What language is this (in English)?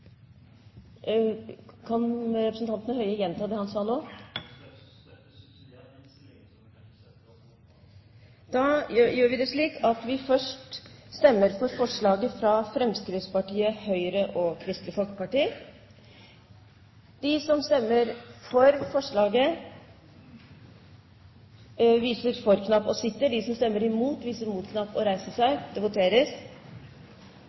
Norwegian